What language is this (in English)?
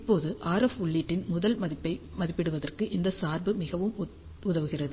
Tamil